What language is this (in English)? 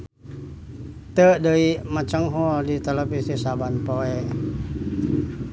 Sundanese